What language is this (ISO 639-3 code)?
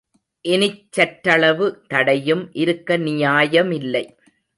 tam